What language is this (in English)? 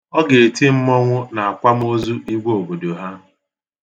Igbo